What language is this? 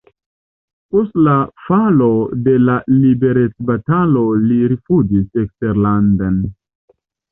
Esperanto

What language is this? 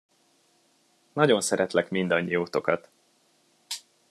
Hungarian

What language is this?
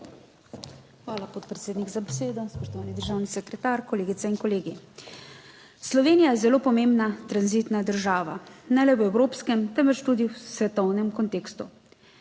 Slovenian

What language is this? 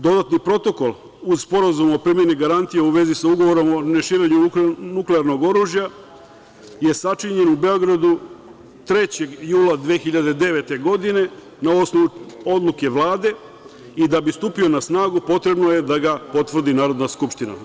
Serbian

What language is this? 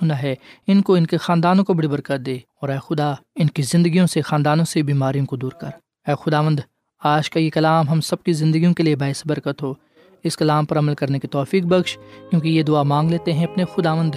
Urdu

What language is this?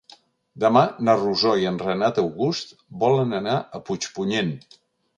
Catalan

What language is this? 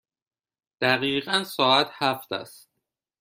Persian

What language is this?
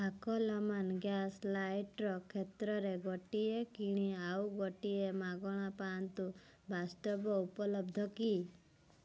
Odia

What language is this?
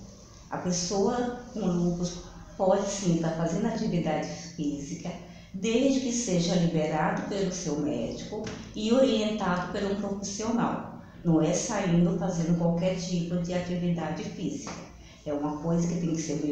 Portuguese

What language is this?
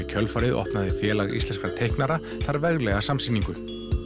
Icelandic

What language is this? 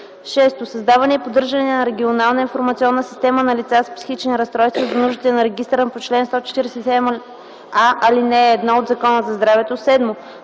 Bulgarian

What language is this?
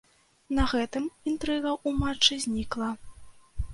Belarusian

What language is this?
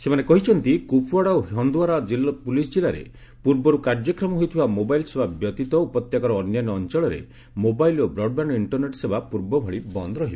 Odia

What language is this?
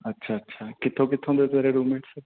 Punjabi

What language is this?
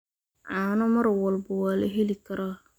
Somali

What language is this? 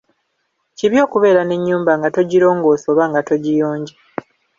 Ganda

